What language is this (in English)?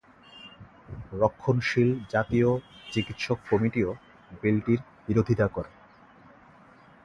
Bangla